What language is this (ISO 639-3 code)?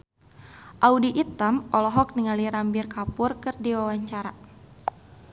sun